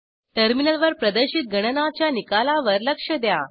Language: Marathi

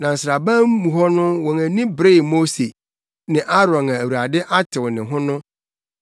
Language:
Akan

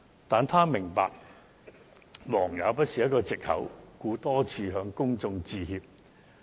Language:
Cantonese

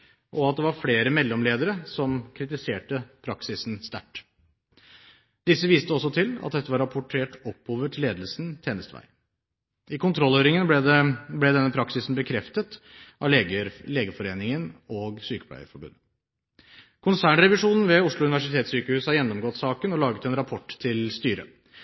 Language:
Norwegian Bokmål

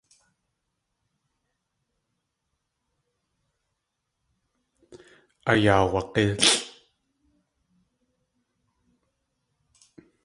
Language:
Tlingit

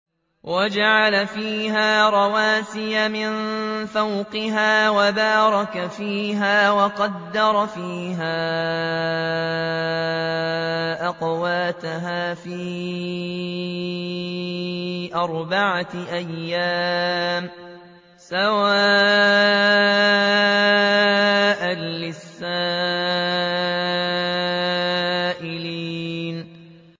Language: Arabic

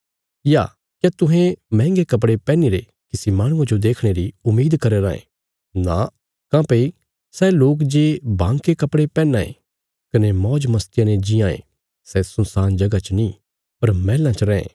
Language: Bilaspuri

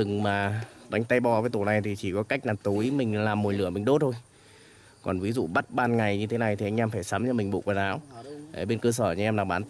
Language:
Vietnamese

